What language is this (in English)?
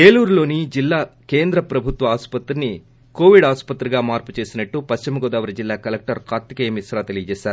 Telugu